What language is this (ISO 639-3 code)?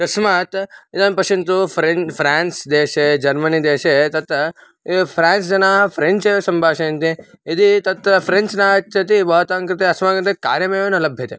san